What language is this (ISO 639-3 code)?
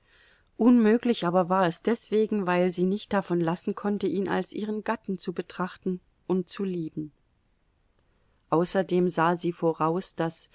deu